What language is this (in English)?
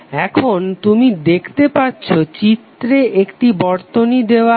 Bangla